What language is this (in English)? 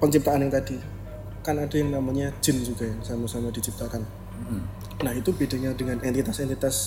Indonesian